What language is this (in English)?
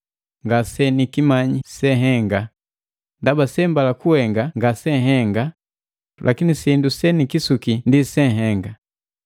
Matengo